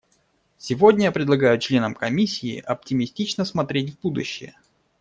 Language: Russian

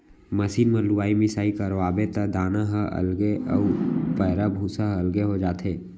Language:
Chhattisgarhi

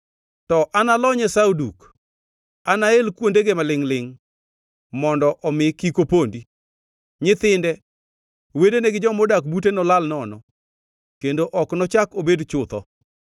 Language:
Luo (Kenya and Tanzania)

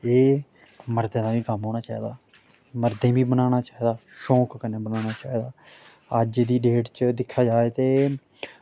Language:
Dogri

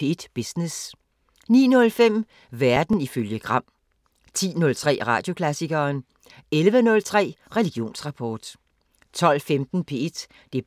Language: Danish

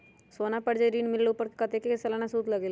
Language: Magahi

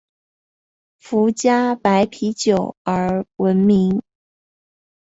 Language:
Chinese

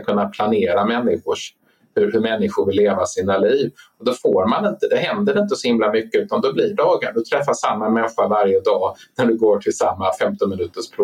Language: Swedish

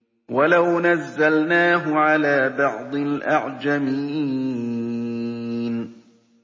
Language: Arabic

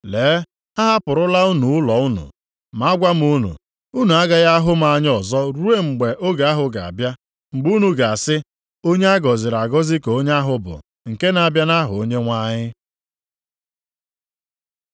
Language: Igbo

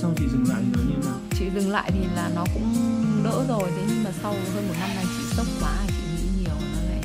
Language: Vietnamese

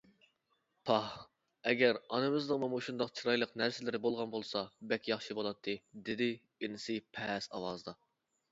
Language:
Uyghur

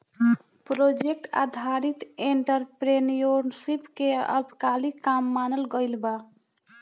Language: Bhojpuri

